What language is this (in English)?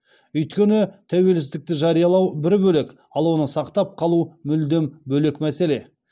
Kazakh